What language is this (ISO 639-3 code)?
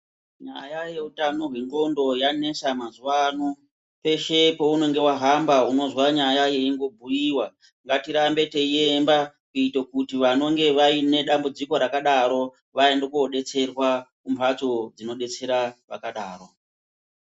ndc